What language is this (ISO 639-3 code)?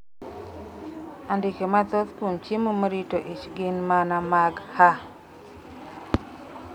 luo